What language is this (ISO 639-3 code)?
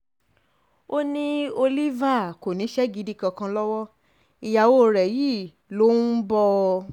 yor